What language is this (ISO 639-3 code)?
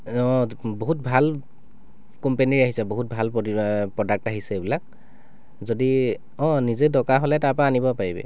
asm